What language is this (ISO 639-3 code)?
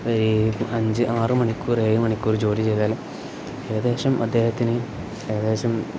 mal